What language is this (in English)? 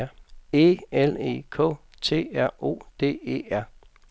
Danish